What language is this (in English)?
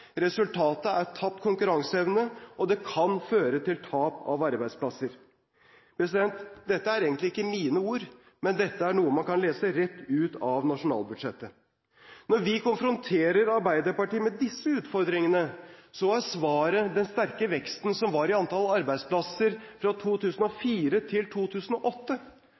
Norwegian Bokmål